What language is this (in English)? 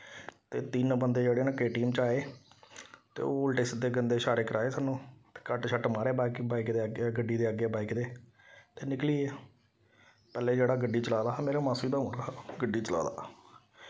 Dogri